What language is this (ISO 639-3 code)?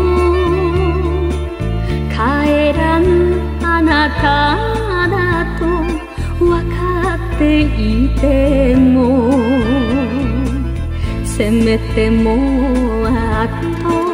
jpn